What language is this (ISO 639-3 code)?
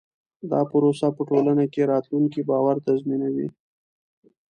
pus